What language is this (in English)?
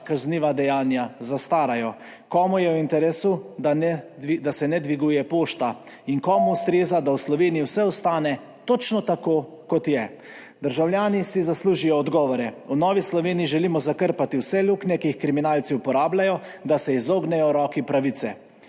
Slovenian